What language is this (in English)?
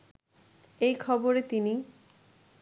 Bangla